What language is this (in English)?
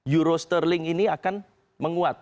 Indonesian